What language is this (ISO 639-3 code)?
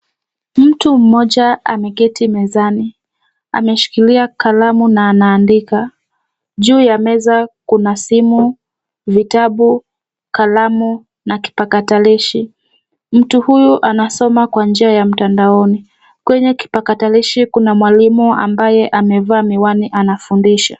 swa